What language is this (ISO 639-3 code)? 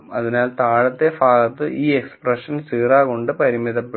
mal